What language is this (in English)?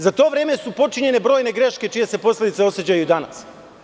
Serbian